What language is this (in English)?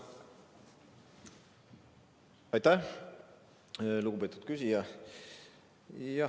Estonian